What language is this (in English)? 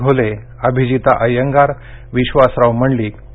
Marathi